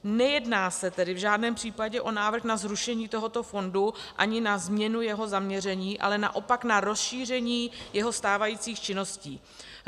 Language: Czech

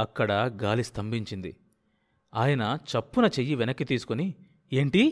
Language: Telugu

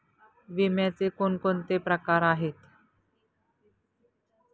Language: Marathi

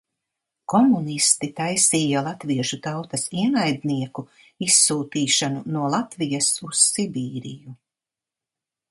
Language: Latvian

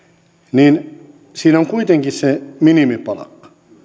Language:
Finnish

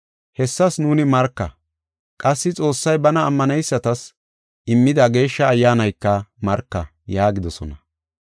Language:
Gofa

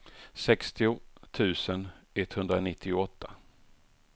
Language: Swedish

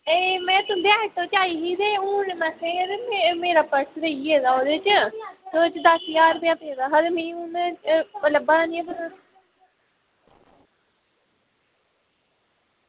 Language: Dogri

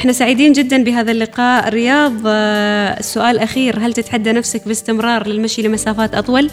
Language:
Arabic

